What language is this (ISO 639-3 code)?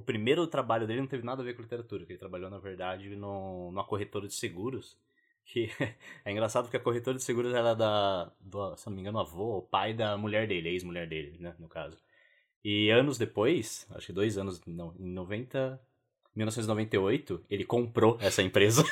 por